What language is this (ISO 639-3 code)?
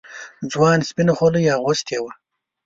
pus